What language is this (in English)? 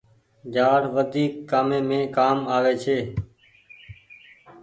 Goaria